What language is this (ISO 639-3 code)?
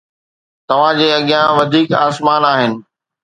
snd